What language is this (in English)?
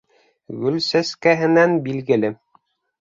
Bashkir